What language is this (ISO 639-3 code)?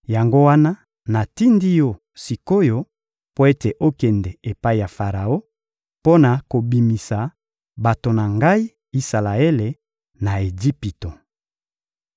lin